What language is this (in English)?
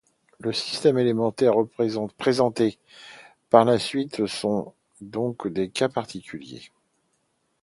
French